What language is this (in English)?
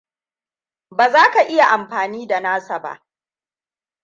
Hausa